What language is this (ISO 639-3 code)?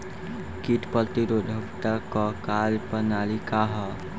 bho